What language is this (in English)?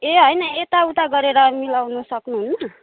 Nepali